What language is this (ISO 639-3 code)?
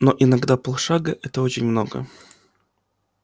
rus